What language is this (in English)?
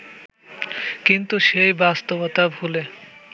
Bangla